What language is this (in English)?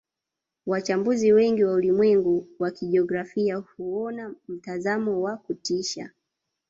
Swahili